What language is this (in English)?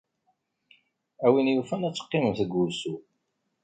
Kabyle